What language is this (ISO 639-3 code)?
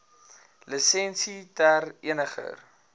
afr